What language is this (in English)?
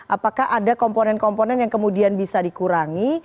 Indonesian